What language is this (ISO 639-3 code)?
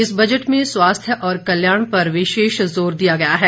hin